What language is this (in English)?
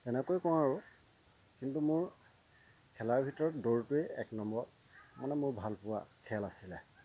Assamese